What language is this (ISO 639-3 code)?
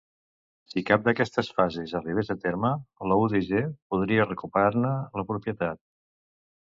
cat